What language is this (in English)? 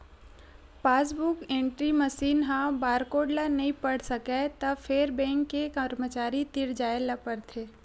Chhattisgarhi